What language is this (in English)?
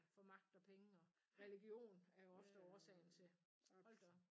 Danish